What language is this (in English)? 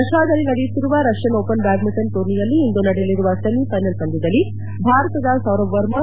Kannada